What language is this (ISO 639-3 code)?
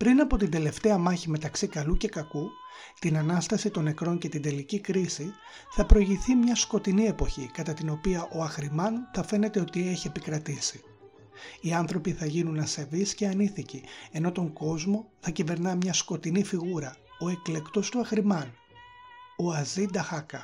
ell